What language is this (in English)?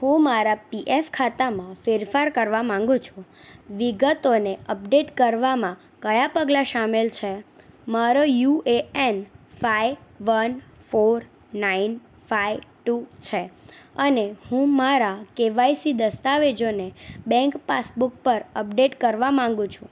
Gujarati